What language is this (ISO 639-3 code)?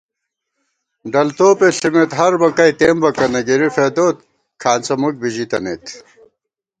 gwt